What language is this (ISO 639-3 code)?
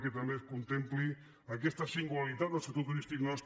cat